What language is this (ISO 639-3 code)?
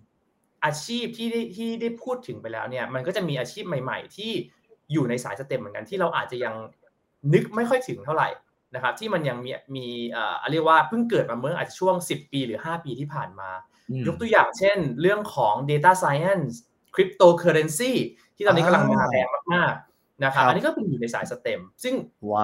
tha